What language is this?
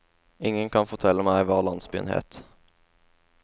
Norwegian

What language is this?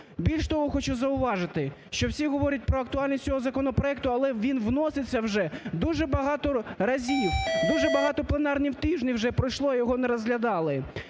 Ukrainian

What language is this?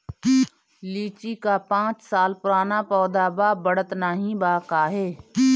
Bhojpuri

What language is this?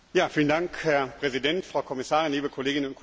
German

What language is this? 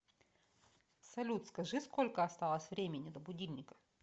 Russian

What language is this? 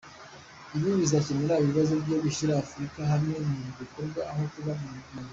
Kinyarwanda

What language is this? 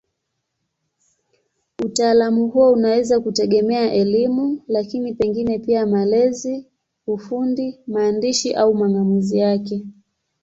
Swahili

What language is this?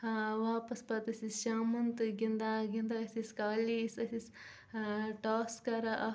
Kashmiri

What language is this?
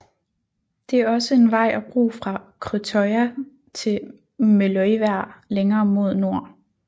Danish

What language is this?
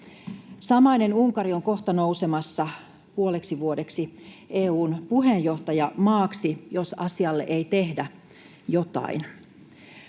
Finnish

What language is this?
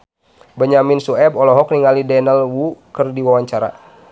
Sundanese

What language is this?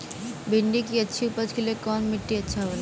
Bhojpuri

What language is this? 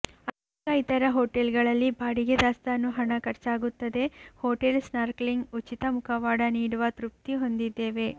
Kannada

